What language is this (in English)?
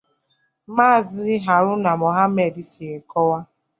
Igbo